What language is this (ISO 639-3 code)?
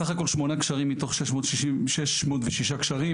heb